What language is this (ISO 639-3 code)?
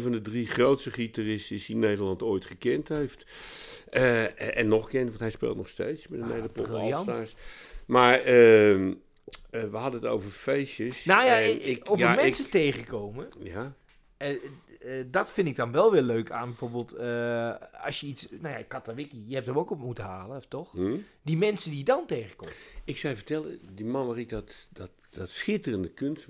nld